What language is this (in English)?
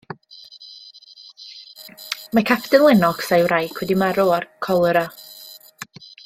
Welsh